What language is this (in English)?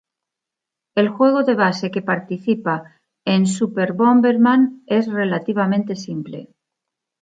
Spanish